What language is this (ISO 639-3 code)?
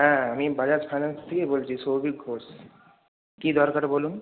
ben